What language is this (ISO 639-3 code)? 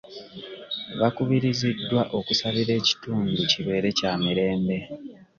lug